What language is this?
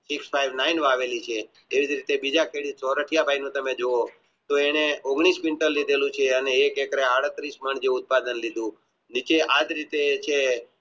Gujarati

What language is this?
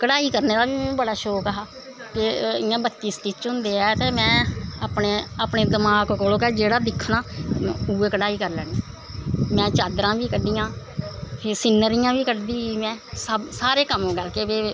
Dogri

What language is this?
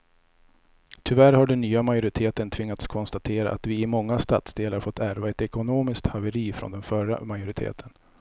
Swedish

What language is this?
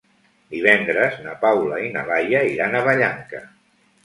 Catalan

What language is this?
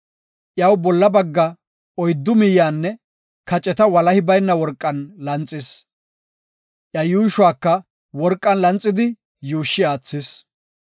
Gofa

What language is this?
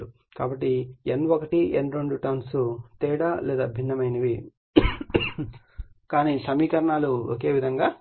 Telugu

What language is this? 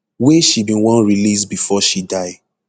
Nigerian Pidgin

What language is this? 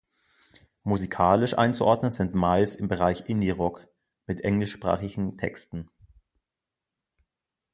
German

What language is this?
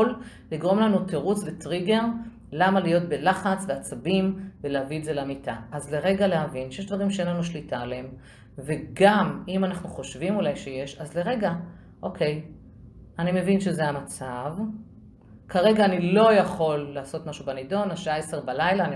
Hebrew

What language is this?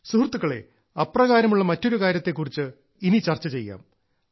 Malayalam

